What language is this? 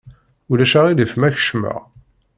Kabyle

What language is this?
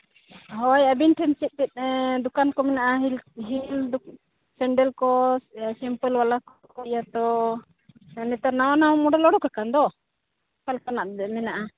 Santali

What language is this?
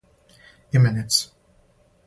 Serbian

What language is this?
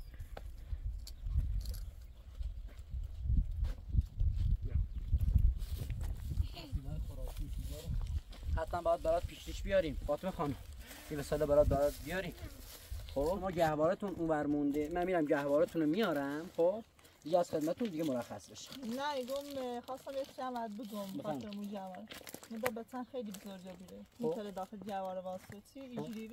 Persian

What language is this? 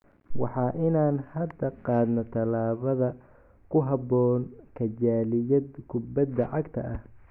Somali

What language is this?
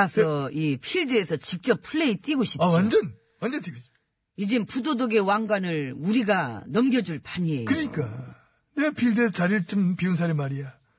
Korean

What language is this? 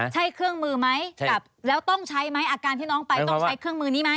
Thai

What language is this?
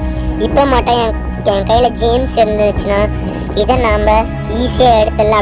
Turkish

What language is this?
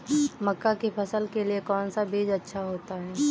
Hindi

